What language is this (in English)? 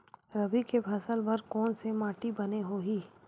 Chhattisgarhi